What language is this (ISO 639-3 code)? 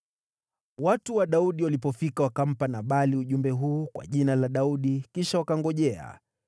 swa